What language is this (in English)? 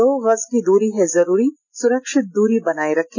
Hindi